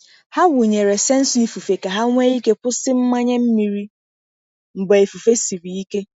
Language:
Igbo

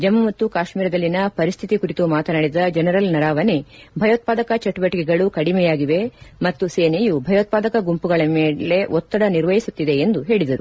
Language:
Kannada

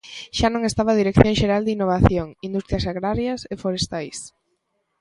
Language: Galician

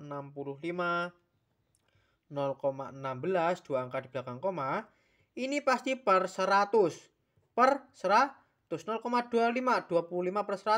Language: Indonesian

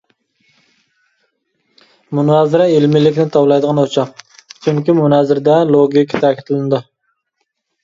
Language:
Uyghur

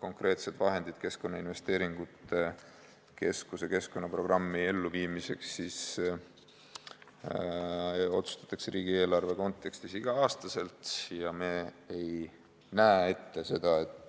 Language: Estonian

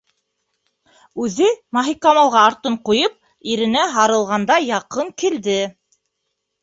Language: Bashkir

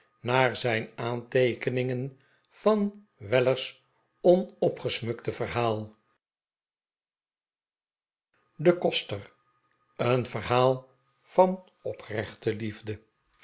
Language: Dutch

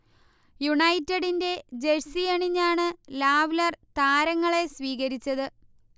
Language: Malayalam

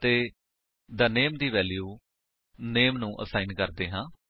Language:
Punjabi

